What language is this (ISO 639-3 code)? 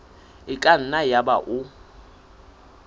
sot